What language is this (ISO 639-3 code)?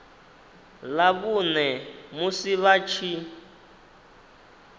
ven